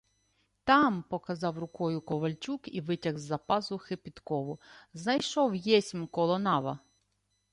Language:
Ukrainian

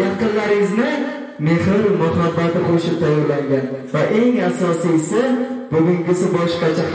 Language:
Turkish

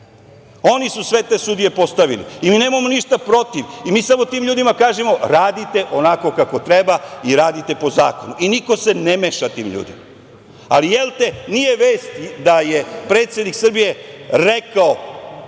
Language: Serbian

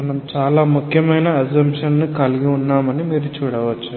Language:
Telugu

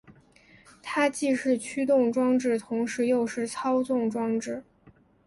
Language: Chinese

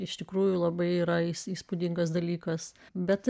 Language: Lithuanian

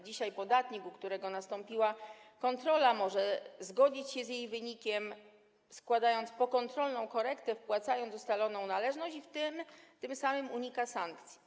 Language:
Polish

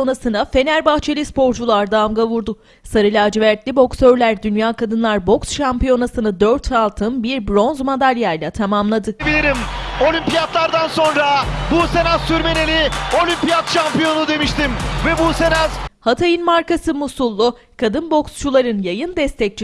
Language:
Turkish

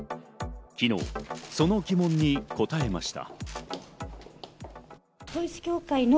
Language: Japanese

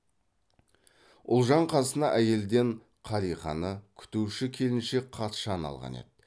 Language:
Kazakh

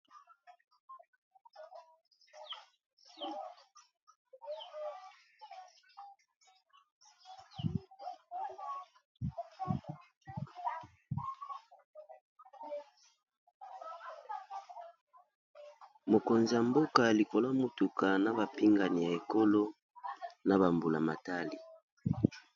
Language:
Lingala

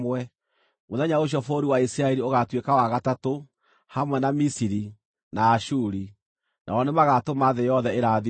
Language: Kikuyu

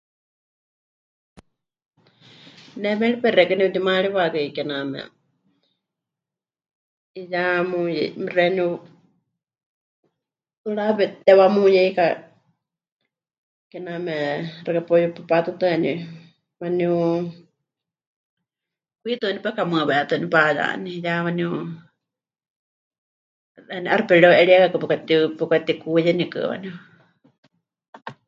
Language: Huichol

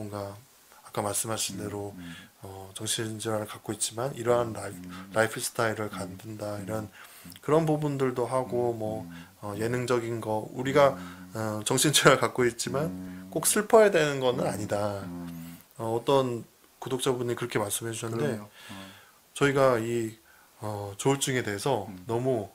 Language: Korean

